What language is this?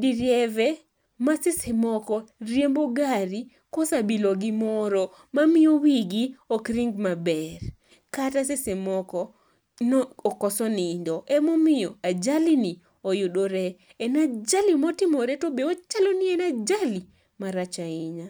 Luo (Kenya and Tanzania)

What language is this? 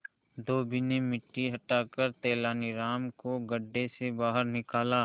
Hindi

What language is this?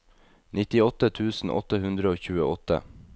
Norwegian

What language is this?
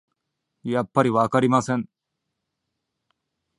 Japanese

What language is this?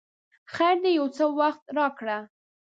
Pashto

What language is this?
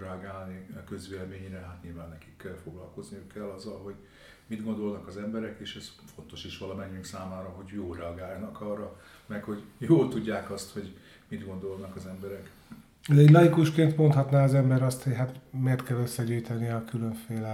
Hungarian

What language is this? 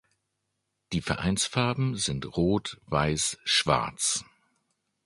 German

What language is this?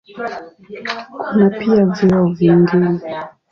Swahili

